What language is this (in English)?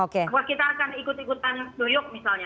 Indonesian